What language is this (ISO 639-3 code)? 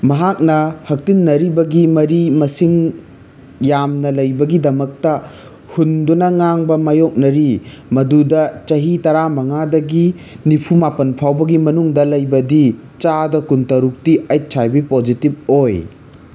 mni